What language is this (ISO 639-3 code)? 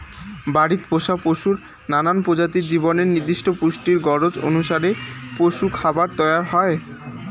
ben